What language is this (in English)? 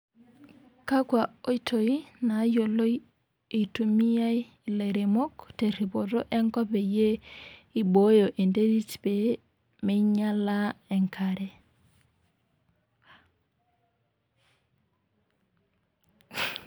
Masai